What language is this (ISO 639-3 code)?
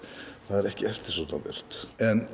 isl